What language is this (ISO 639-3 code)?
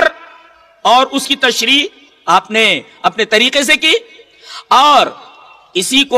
hin